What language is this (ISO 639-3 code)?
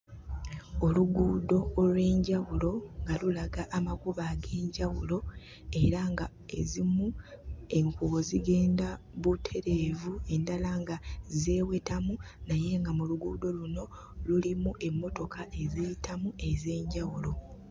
lug